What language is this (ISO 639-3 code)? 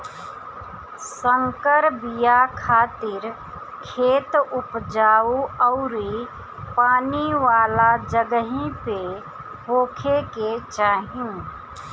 bho